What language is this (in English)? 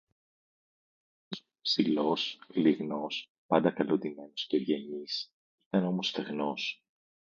Greek